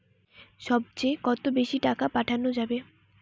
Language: Bangla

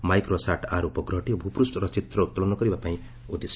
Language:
Odia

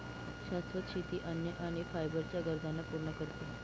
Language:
Marathi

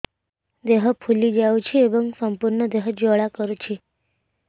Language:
Odia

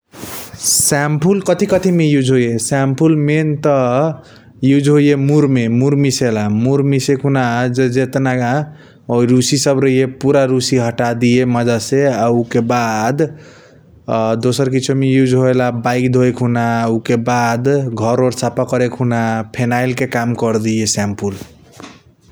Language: Kochila Tharu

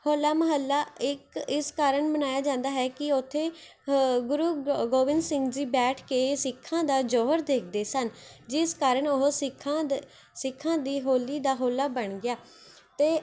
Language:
Punjabi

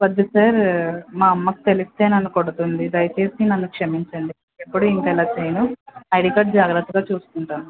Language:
Telugu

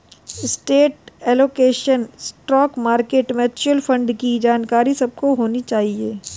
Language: Hindi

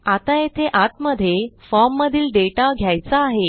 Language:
Marathi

